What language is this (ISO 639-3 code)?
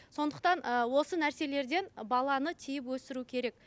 kaz